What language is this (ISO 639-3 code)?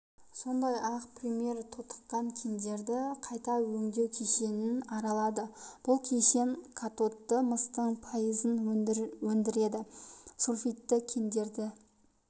kaz